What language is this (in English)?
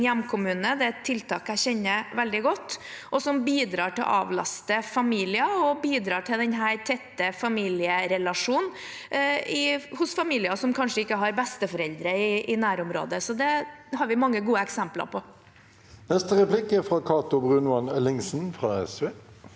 Norwegian